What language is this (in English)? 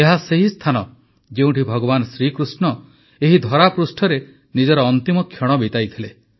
Odia